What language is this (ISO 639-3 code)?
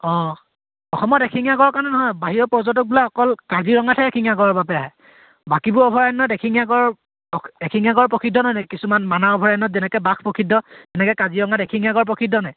asm